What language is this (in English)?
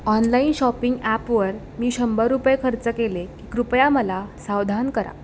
Marathi